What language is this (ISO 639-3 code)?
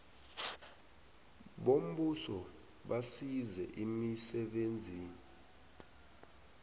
nbl